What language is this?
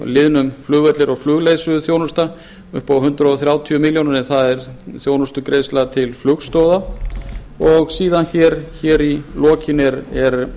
Icelandic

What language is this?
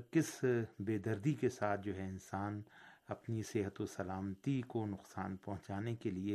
Urdu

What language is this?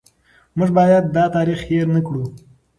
Pashto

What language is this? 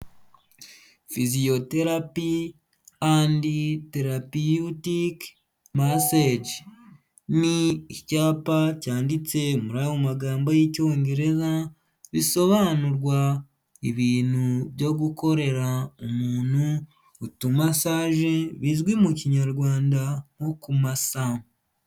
Kinyarwanda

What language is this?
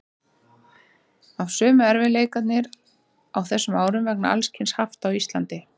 Icelandic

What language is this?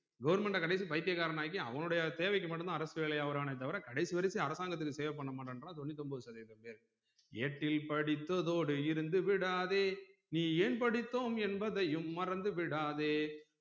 Tamil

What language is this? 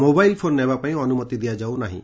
Odia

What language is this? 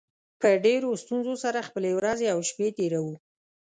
Pashto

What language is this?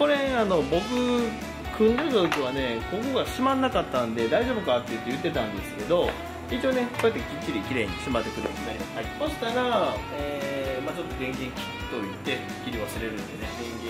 Japanese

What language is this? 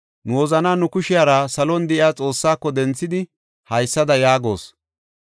Gofa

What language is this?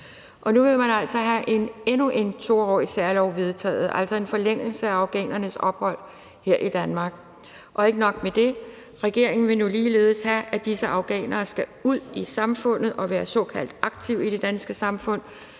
Danish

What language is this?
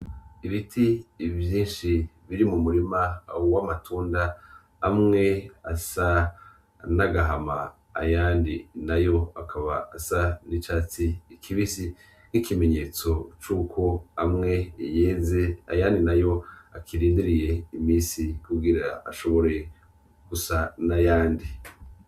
Rundi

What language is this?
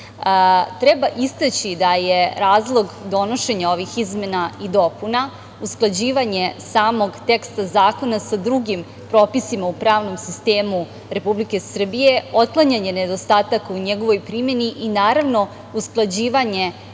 Serbian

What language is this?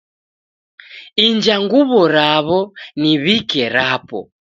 Taita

